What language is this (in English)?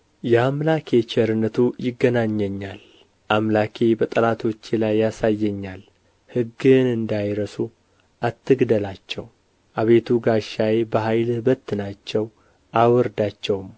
Amharic